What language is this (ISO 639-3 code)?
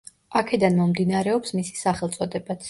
kat